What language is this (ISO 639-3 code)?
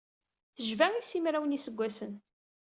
kab